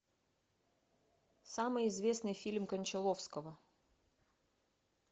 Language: Russian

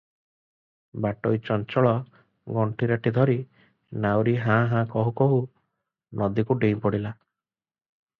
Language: Odia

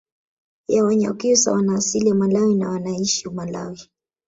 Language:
Swahili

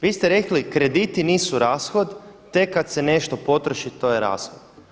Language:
Croatian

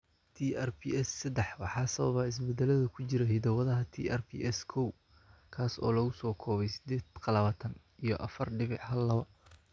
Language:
Somali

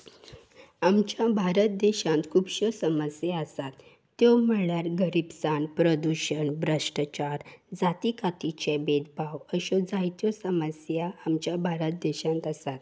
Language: Konkani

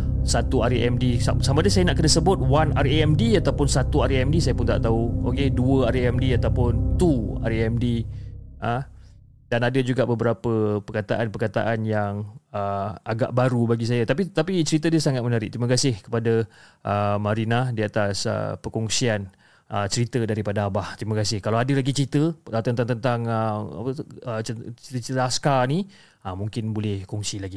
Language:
Malay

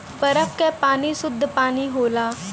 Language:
Bhojpuri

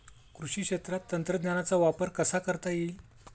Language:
Marathi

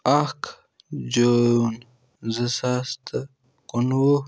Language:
Kashmiri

